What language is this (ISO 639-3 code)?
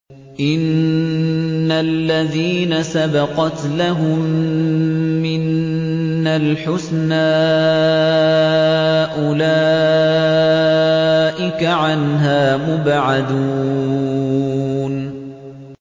ara